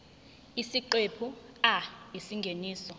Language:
Zulu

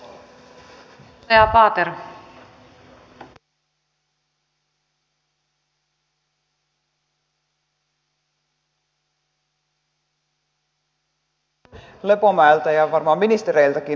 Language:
Finnish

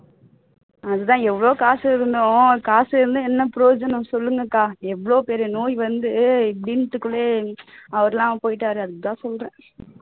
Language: Tamil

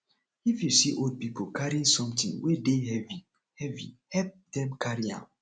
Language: Nigerian Pidgin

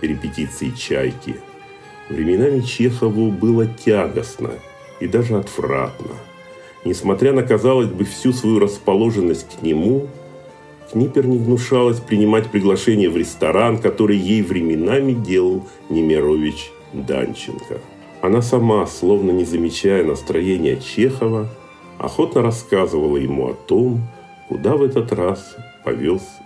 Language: Russian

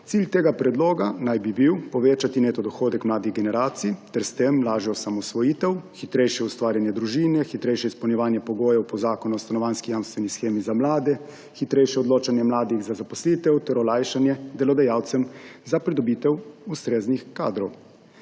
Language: Slovenian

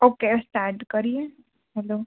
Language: Gujarati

